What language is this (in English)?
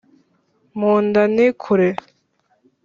Kinyarwanda